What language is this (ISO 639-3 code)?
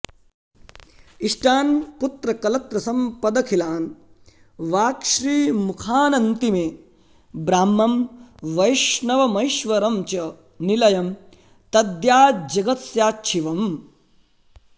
san